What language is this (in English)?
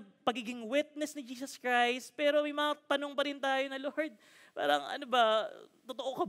Filipino